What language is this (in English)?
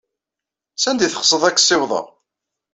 Kabyle